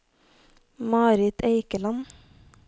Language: Norwegian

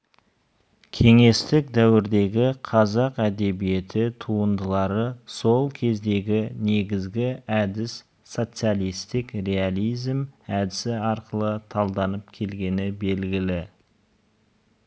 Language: Kazakh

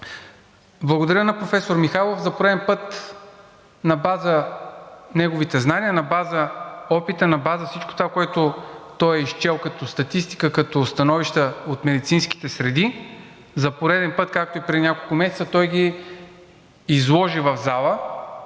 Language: Bulgarian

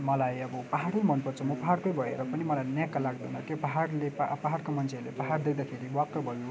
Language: Nepali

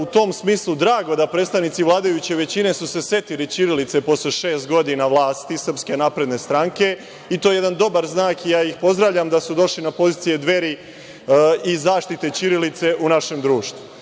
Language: Serbian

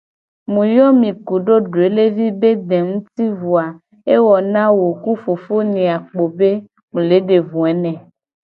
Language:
Gen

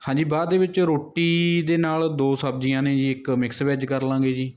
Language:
Punjabi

